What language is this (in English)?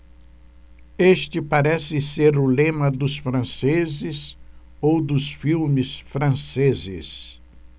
Portuguese